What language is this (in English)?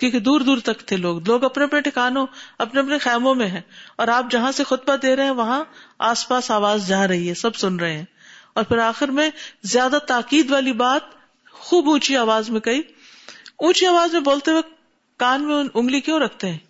Urdu